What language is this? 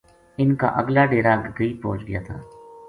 Gujari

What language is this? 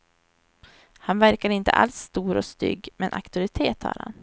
Swedish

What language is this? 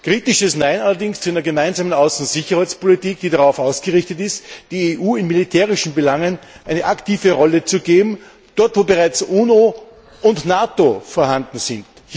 German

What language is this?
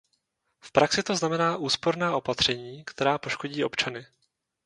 Czech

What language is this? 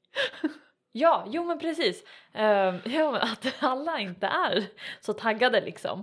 Swedish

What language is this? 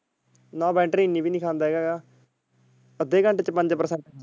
Punjabi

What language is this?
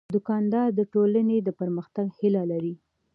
Pashto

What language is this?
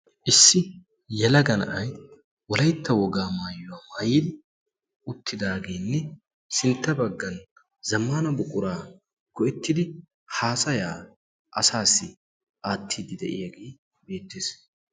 Wolaytta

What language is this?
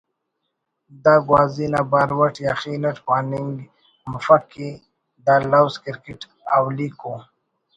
Brahui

